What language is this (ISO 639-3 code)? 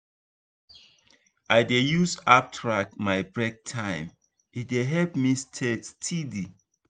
pcm